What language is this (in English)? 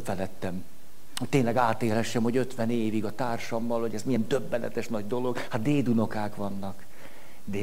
Hungarian